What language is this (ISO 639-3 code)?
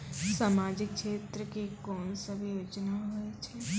mai